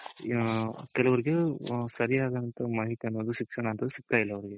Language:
Kannada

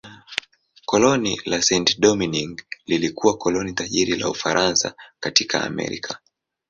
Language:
Swahili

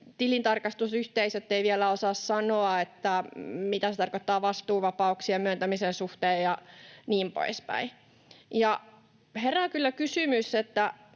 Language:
Finnish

